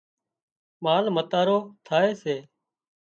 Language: Wadiyara Koli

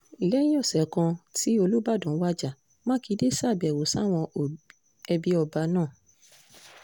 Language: Yoruba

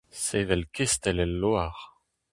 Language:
Breton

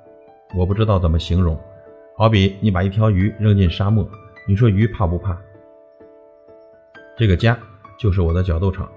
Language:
Chinese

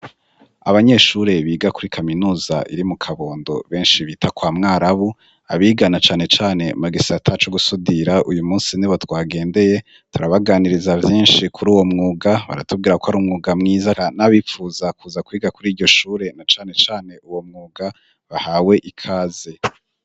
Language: Rundi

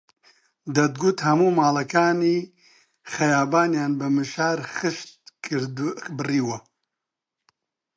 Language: Central Kurdish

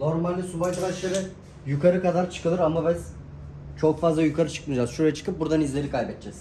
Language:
Turkish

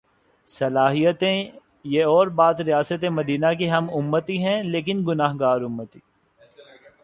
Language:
Urdu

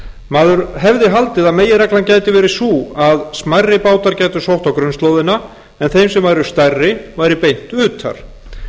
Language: Icelandic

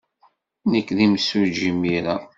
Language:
Kabyle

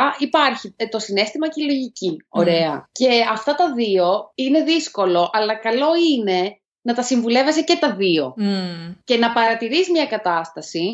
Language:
Greek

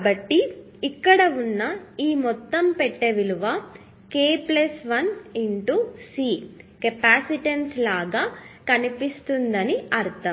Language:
Telugu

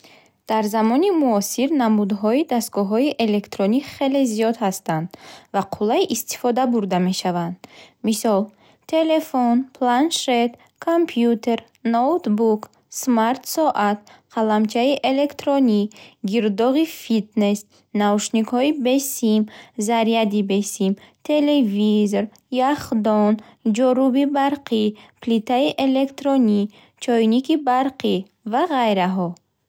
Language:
Bukharic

